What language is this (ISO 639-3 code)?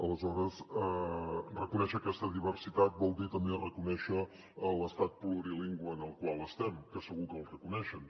cat